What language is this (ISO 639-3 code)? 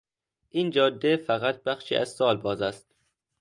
fas